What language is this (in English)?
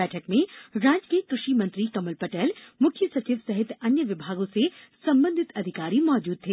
Hindi